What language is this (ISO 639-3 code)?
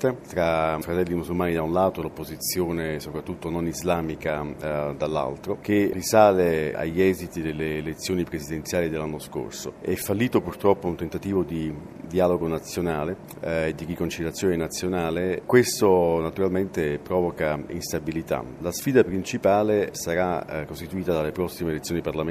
ita